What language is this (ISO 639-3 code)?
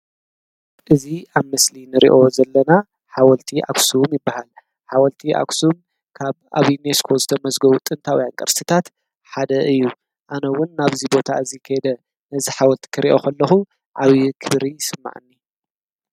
tir